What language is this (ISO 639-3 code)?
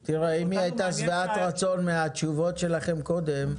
heb